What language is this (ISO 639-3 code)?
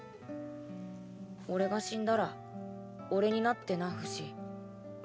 jpn